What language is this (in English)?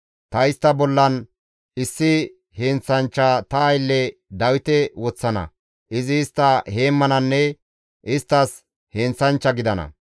Gamo